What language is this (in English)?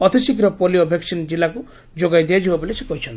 Odia